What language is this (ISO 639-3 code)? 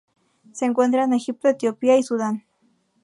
spa